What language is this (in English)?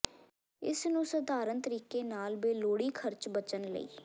Punjabi